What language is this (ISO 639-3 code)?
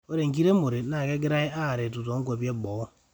mas